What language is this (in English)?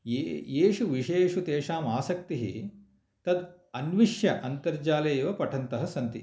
Sanskrit